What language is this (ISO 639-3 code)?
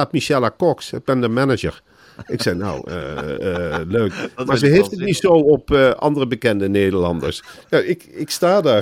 nld